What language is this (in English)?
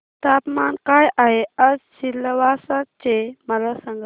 Marathi